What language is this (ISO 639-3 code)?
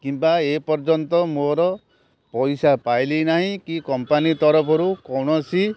ori